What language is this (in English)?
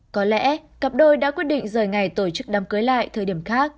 Vietnamese